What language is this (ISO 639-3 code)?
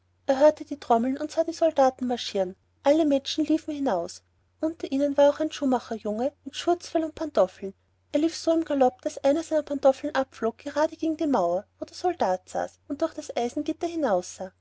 deu